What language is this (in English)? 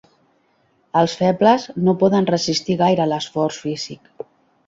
Catalan